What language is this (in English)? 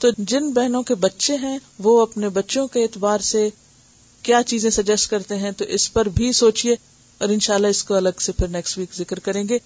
Urdu